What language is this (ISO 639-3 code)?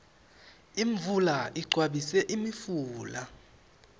ssw